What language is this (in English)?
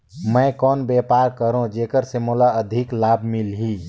Chhattisgarhi